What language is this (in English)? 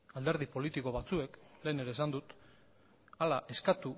Basque